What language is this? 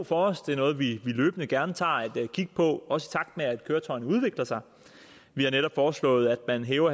Danish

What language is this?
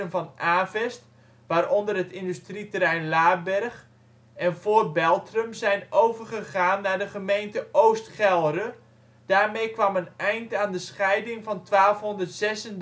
Dutch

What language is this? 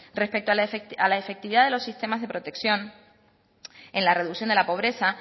Spanish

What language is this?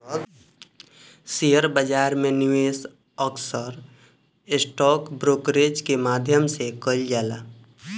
Bhojpuri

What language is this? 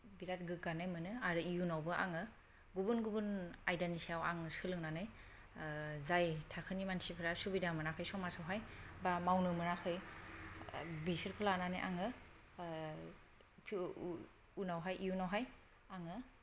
Bodo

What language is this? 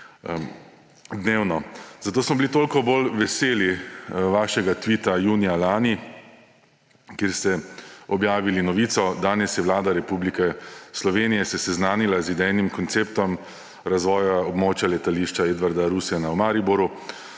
Slovenian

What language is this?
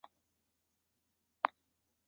Chinese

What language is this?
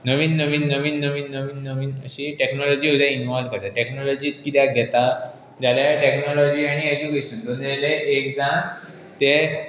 Konkani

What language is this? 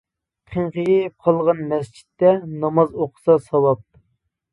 Uyghur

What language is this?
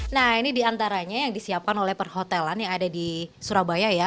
Indonesian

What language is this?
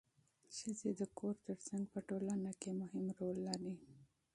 Pashto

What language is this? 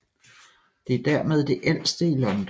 Danish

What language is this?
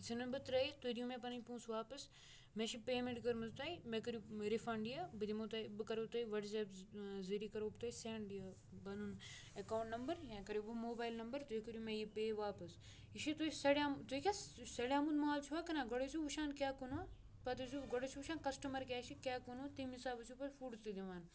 Kashmiri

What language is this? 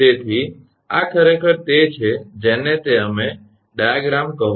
Gujarati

